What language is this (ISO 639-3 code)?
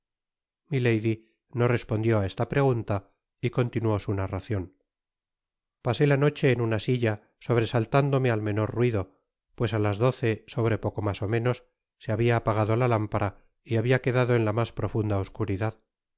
spa